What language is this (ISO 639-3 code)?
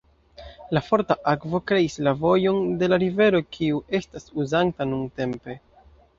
epo